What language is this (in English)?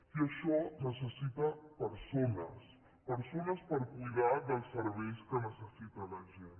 Catalan